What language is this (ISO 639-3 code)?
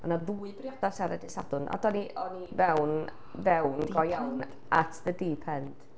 cym